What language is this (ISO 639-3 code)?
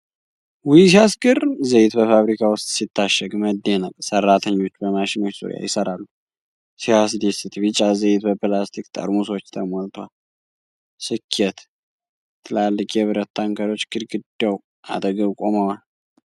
amh